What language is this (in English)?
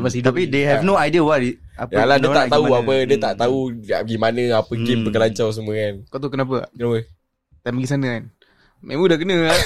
Malay